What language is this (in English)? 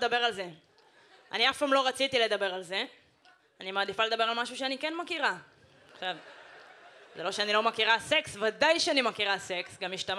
Hebrew